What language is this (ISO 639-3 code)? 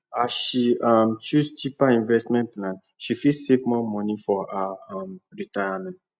pcm